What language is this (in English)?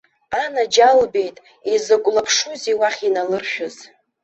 Abkhazian